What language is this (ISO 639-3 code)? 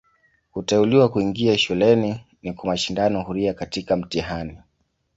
swa